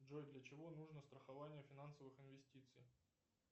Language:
Russian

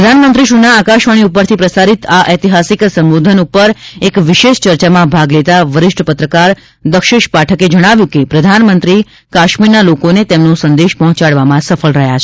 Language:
Gujarati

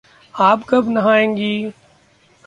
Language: Hindi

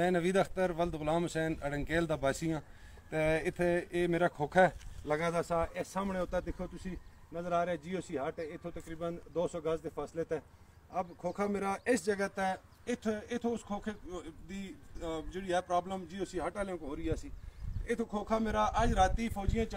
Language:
Punjabi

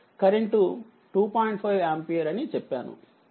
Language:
Telugu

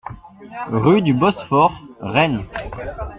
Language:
French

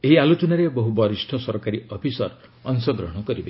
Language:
Odia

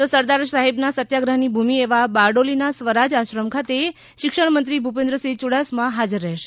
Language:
Gujarati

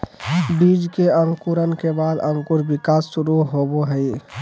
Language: Magahi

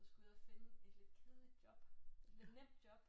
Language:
Danish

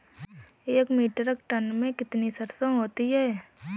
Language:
Hindi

